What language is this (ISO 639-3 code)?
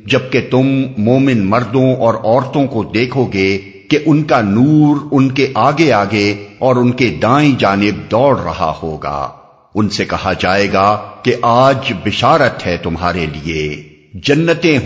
urd